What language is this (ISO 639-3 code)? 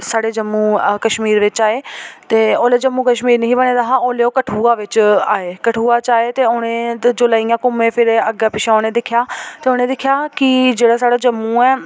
doi